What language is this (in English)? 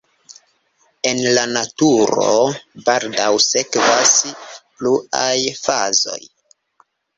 Esperanto